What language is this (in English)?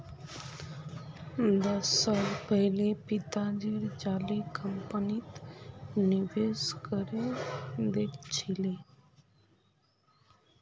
Magahi